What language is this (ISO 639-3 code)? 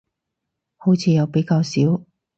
yue